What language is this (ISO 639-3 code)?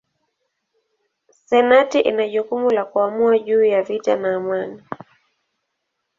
swa